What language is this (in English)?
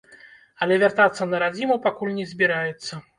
Belarusian